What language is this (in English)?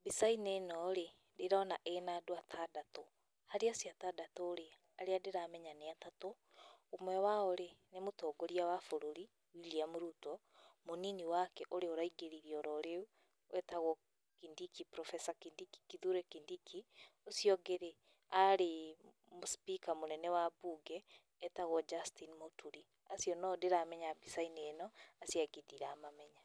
Kikuyu